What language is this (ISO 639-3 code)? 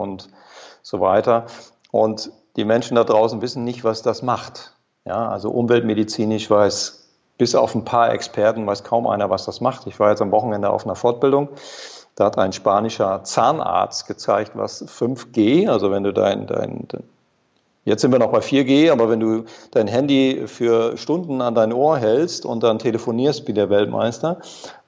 deu